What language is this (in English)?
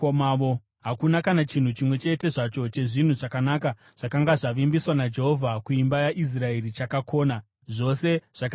Shona